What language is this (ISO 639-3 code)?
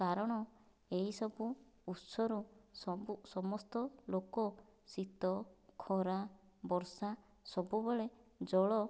ori